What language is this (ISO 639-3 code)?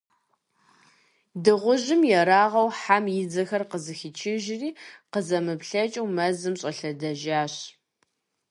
kbd